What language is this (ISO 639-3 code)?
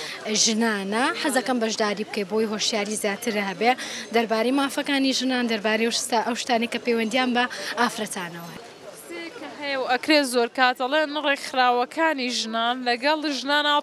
ara